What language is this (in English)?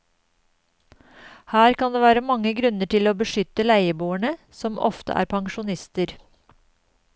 Norwegian